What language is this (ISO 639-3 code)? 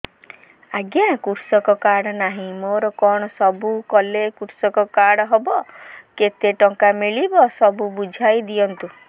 ori